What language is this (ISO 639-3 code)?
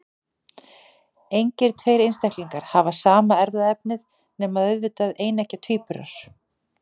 isl